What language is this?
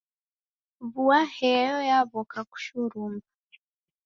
Taita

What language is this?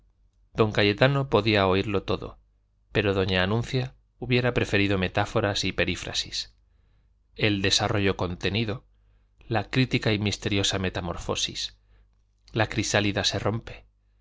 Spanish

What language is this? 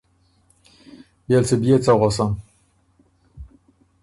Ormuri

